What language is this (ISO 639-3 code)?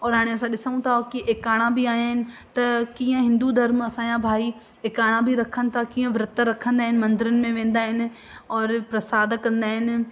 snd